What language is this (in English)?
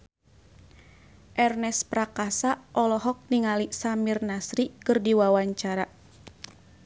Sundanese